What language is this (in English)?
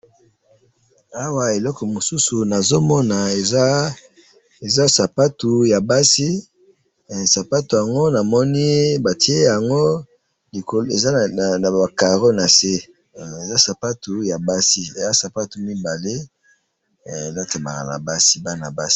Lingala